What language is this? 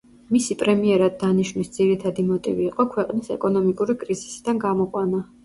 Georgian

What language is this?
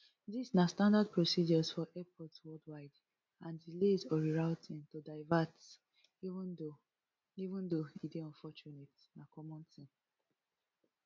Nigerian Pidgin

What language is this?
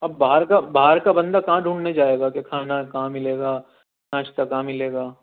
Urdu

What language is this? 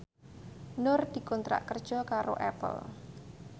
Javanese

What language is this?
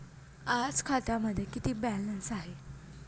Marathi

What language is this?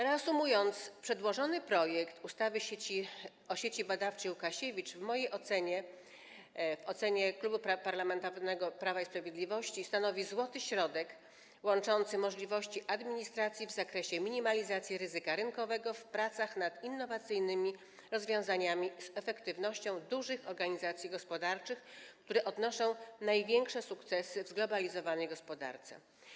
Polish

